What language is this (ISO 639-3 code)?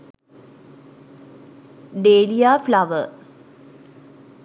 sin